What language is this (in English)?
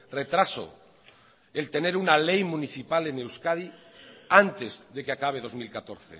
Spanish